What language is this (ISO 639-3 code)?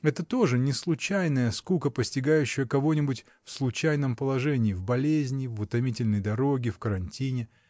rus